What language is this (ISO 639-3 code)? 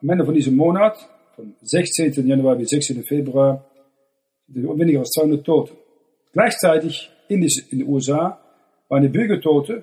deu